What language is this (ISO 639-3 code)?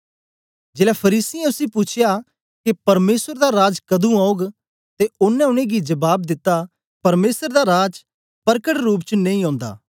doi